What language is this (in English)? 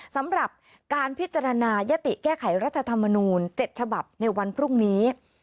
Thai